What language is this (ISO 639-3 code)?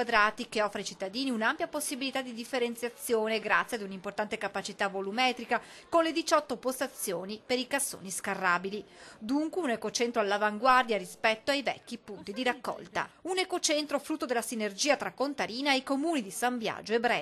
ita